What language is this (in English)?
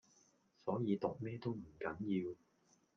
Cantonese